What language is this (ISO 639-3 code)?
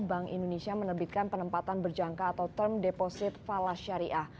ind